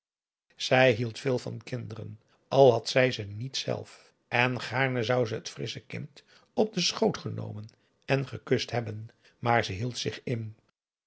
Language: Dutch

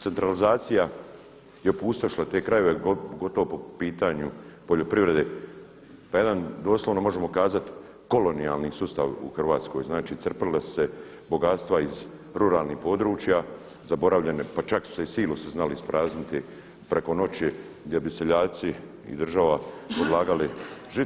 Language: Croatian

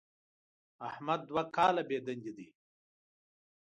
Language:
Pashto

